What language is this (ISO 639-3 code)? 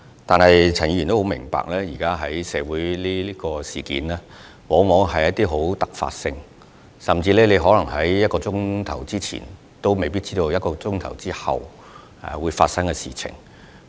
yue